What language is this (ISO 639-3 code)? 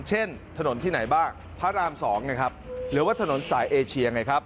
tha